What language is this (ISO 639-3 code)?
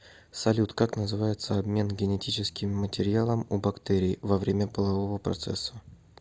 rus